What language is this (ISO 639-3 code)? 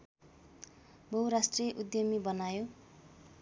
nep